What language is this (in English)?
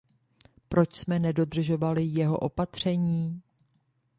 Czech